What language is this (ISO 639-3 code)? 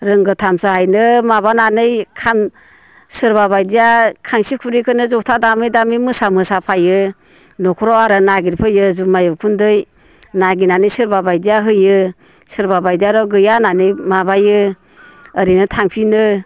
brx